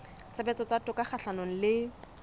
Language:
Southern Sotho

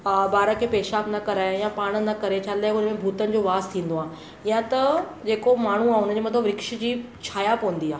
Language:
Sindhi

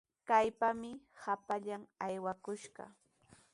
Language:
Sihuas Ancash Quechua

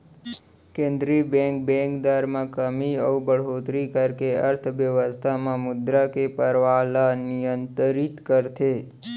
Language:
Chhattisgarhi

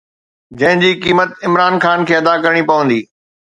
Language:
Sindhi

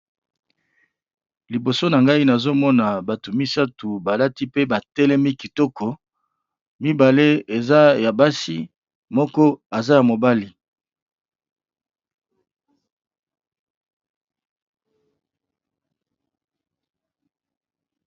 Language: Lingala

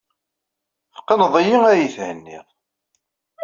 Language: Kabyle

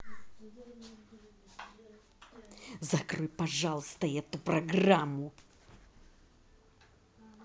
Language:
Russian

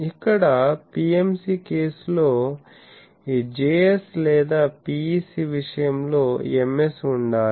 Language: Telugu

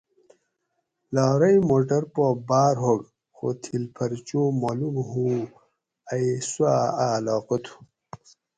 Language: Gawri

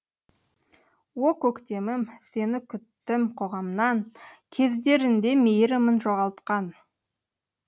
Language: Kazakh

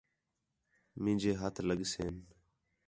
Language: Khetrani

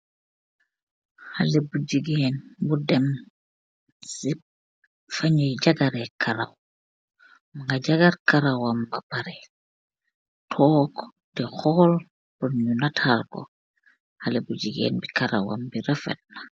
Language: Wolof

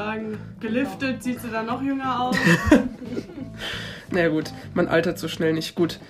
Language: German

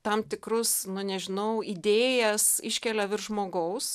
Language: Lithuanian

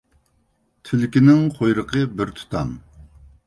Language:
Uyghur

